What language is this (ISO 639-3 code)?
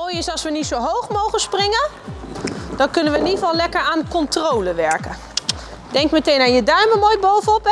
nld